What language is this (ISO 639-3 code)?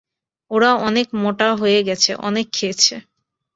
ben